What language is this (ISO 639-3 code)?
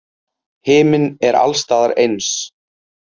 isl